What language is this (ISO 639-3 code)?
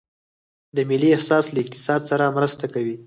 pus